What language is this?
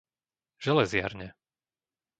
Slovak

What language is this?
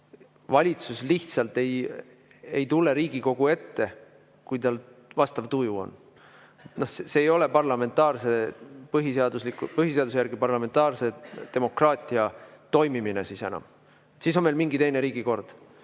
Estonian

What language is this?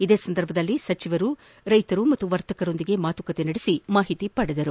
Kannada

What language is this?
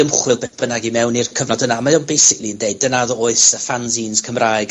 Welsh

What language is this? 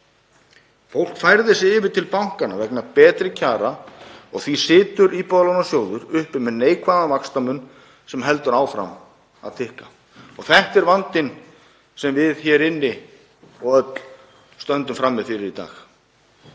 Icelandic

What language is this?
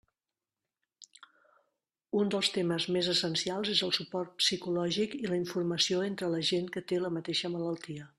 Catalan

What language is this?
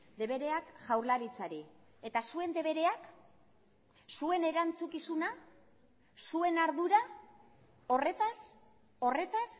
Basque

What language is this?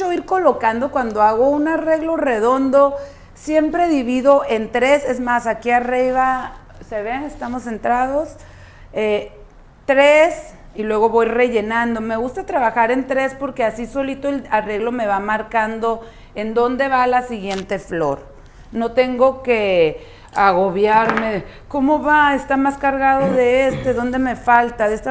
Spanish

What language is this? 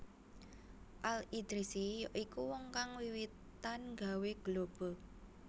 Javanese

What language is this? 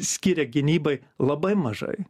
Lithuanian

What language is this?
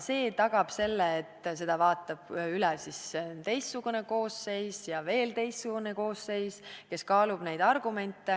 Estonian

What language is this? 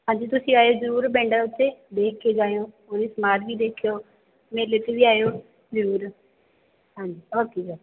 Punjabi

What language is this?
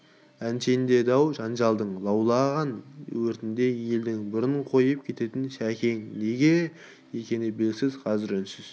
Kazakh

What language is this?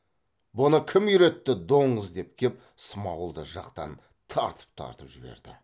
Kazakh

